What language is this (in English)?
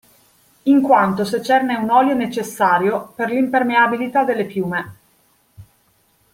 Italian